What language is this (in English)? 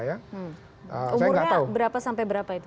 Indonesian